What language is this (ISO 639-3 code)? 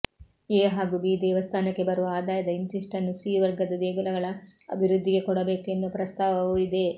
kan